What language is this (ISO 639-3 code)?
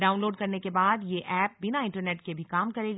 hin